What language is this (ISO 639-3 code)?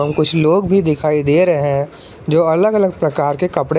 hin